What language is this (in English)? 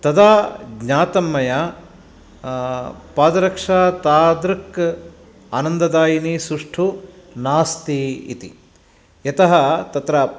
Sanskrit